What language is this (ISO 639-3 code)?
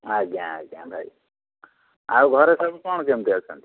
ori